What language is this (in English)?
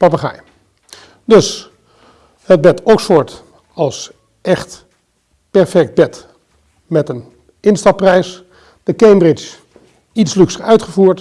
Dutch